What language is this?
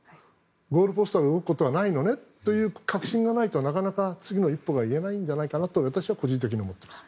Japanese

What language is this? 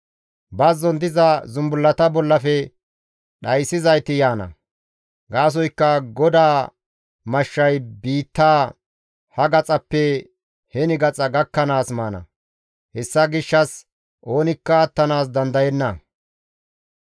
Gamo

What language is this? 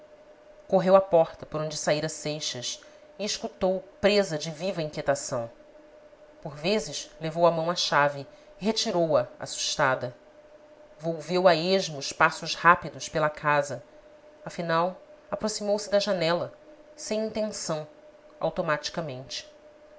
Portuguese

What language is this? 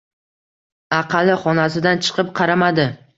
Uzbek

